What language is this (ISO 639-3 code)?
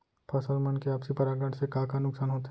hne